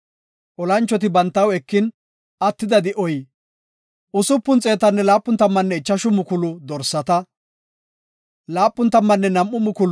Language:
Gofa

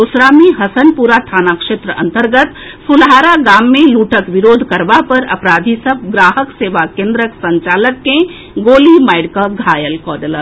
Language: Maithili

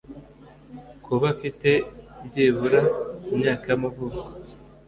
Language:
Kinyarwanda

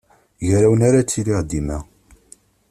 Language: Kabyle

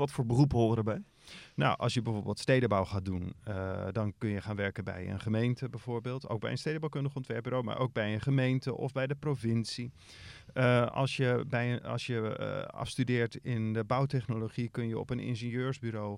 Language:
Dutch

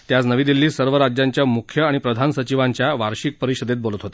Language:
Marathi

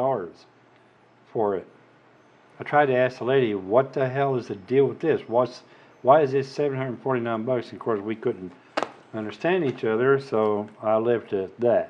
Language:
English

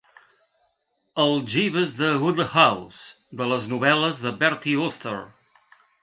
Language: Catalan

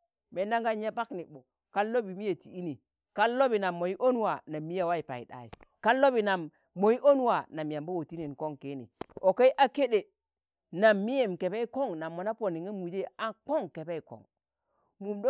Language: Tangale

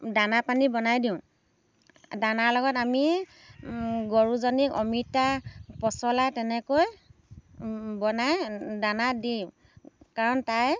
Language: Assamese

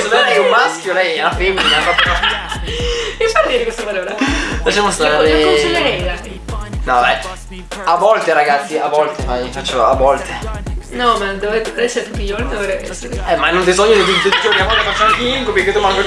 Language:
Italian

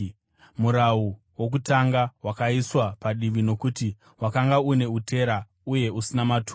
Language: Shona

